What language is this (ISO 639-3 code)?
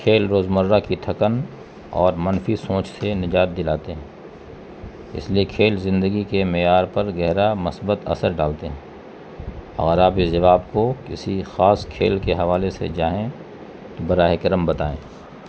urd